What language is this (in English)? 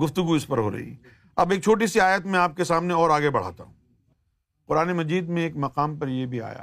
Urdu